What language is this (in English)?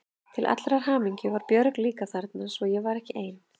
Icelandic